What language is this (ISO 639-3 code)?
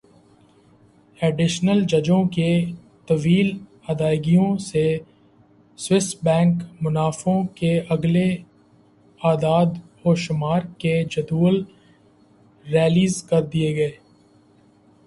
urd